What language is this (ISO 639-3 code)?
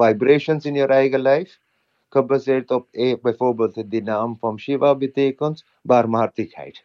nld